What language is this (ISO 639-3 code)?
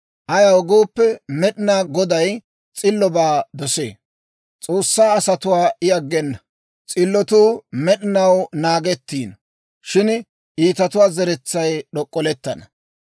dwr